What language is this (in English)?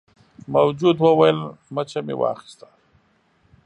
Pashto